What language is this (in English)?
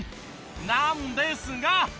Japanese